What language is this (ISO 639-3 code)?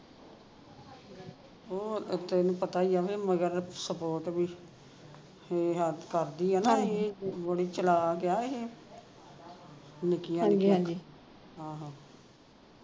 pan